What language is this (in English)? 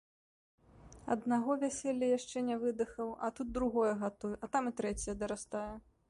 Belarusian